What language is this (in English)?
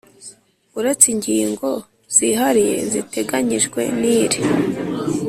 Kinyarwanda